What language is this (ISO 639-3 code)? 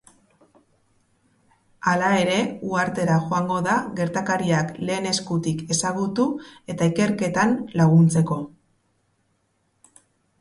eus